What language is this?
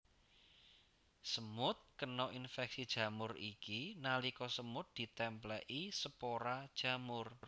Javanese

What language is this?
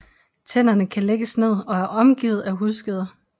Danish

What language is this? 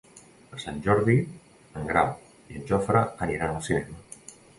Catalan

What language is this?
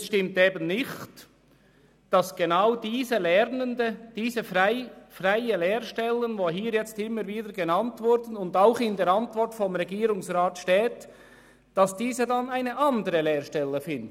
Swiss German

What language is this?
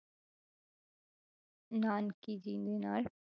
Punjabi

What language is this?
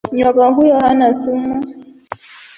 Swahili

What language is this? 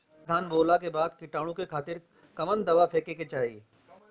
Bhojpuri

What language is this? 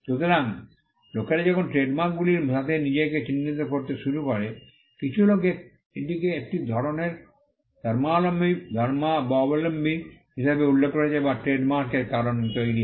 Bangla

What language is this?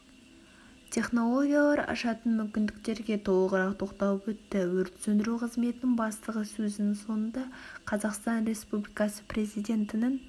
Kazakh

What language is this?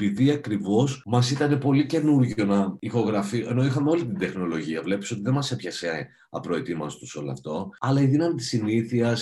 Greek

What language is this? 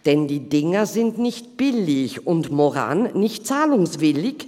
Swiss German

